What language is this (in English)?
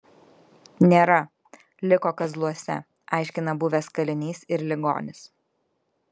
Lithuanian